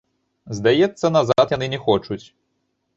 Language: Belarusian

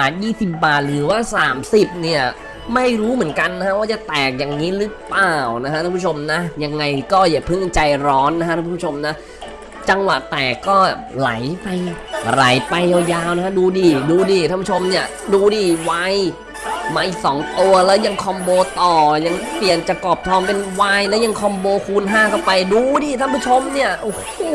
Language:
Thai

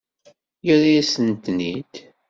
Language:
Kabyle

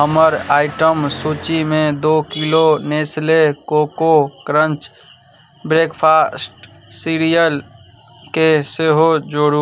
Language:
Maithili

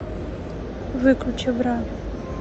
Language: Russian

